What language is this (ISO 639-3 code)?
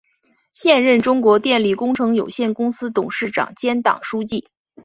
zho